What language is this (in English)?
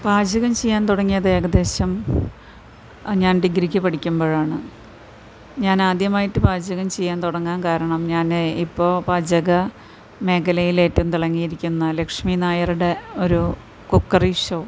Malayalam